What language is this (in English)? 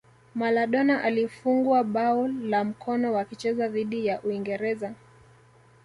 Swahili